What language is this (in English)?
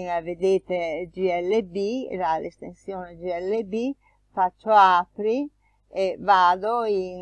Italian